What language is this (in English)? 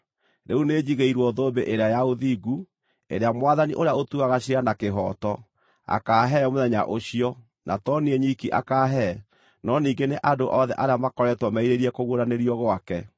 Kikuyu